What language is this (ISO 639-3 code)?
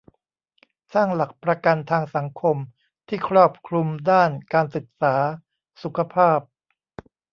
tha